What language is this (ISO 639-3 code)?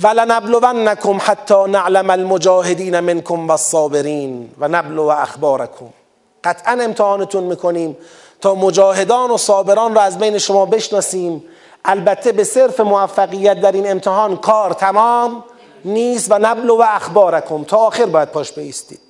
fas